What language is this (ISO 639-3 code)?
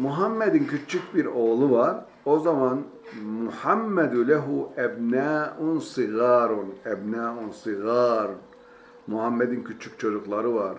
tur